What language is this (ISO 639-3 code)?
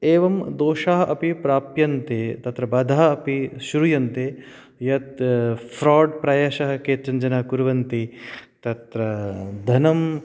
san